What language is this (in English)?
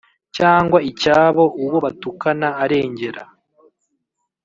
Kinyarwanda